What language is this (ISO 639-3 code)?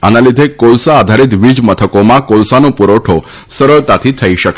guj